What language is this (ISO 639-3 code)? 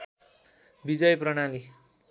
nep